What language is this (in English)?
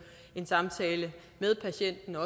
Danish